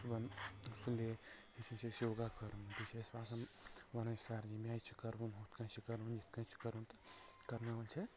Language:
Kashmiri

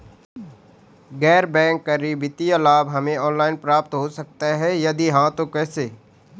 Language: Hindi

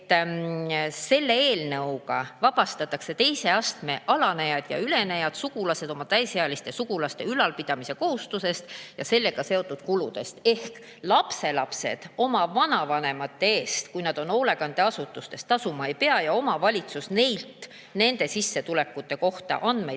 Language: Estonian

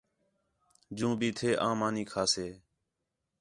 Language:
Khetrani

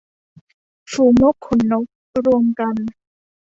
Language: Thai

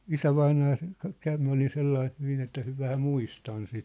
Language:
Finnish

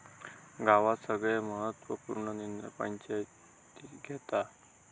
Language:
Marathi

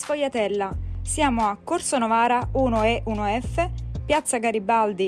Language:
Italian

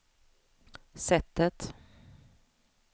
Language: Swedish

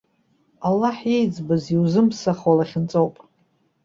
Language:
Abkhazian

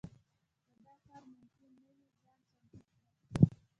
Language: Pashto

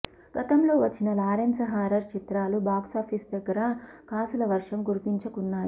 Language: Telugu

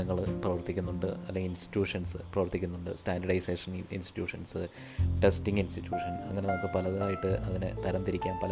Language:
Malayalam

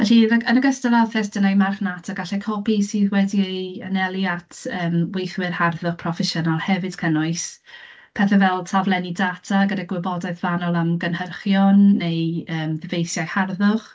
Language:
Welsh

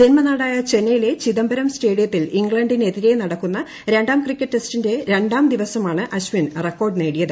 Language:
Malayalam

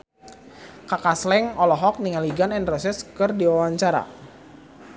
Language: Sundanese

